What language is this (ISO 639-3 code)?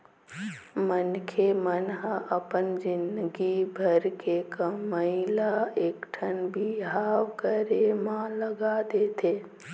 hne